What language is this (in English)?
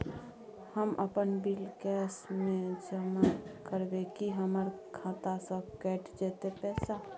Maithili